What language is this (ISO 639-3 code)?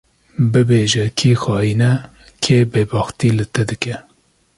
kur